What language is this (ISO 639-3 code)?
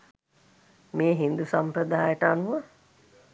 sin